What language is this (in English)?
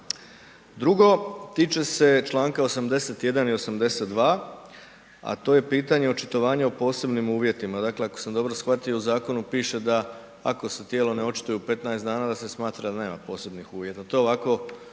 Croatian